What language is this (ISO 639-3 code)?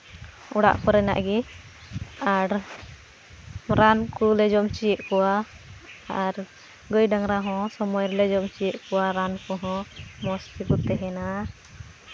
sat